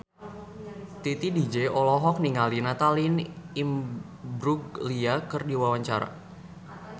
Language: Sundanese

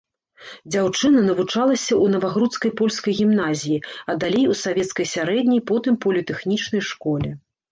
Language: Belarusian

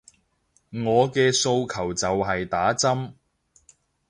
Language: Cantonese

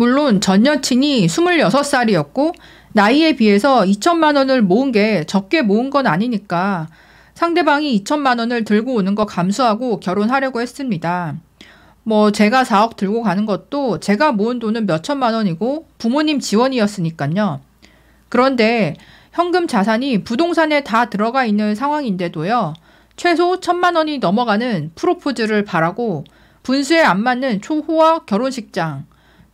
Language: Korean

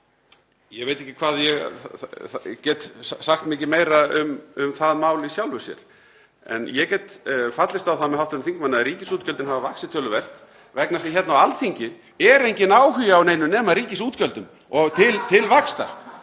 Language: Icelandic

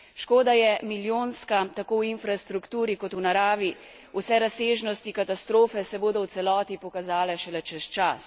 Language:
Slovenian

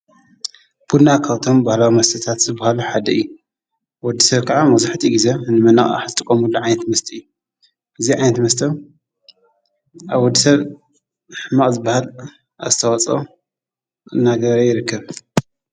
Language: Tigrinya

